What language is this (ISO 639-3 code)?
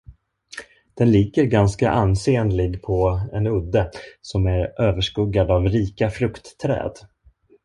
swe